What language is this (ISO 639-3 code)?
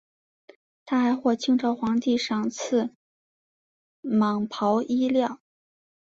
zho